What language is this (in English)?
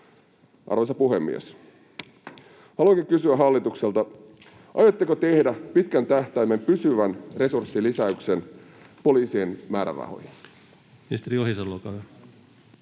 Finnish